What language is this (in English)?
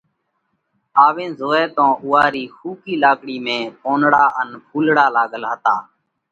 Parkari Koli